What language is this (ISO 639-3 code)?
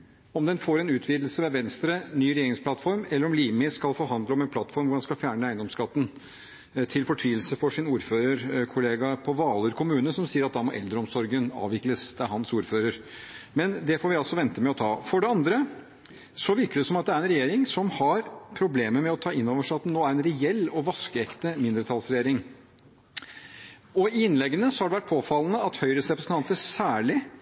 nob